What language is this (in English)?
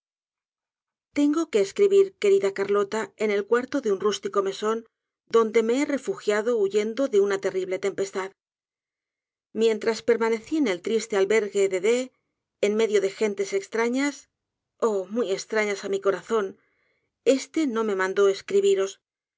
Spanish